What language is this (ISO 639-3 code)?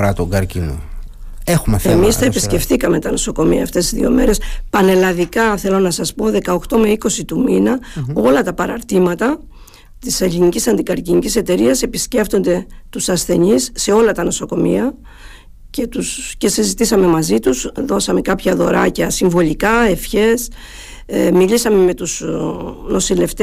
ell